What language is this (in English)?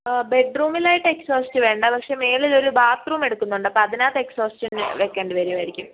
Malayalam